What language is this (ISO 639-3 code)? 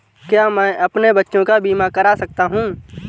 hin